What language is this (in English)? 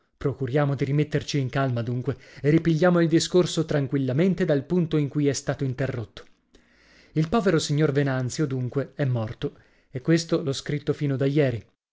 Italian